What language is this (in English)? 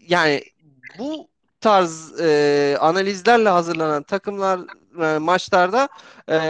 Turkish